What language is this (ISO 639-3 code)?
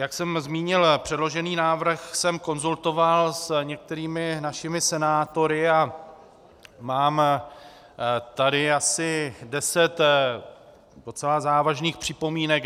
ces